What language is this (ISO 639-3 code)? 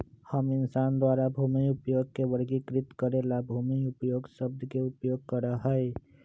mag